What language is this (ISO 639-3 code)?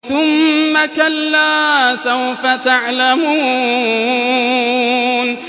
ara